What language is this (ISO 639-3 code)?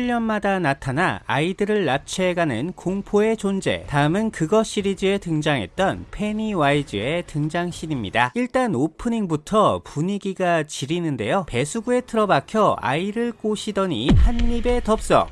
kor